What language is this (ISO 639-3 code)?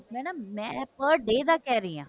pan